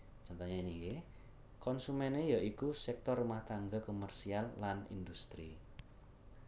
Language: Javanese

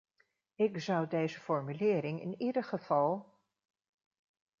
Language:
Dutch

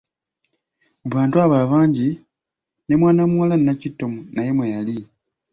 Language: Ganda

